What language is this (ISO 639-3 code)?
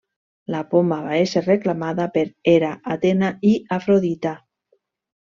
cat